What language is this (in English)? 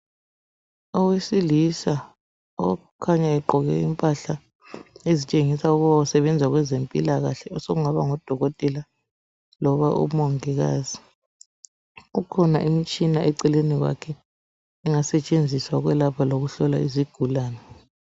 North Ndebele